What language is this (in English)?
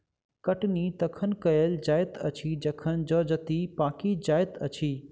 Maithili